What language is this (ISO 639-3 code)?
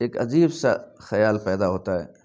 urd